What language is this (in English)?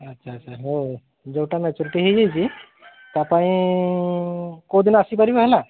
Odia